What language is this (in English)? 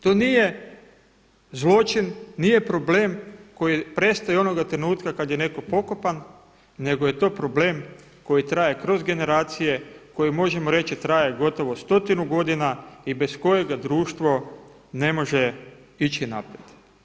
Croatian